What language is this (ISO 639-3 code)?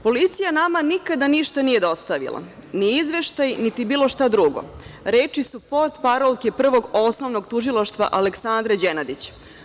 srp